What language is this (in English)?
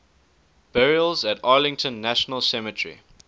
English